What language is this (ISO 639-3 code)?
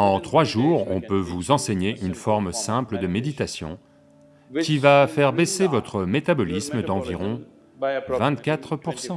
fra